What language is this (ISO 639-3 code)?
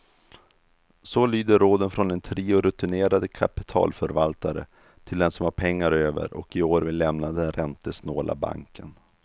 swe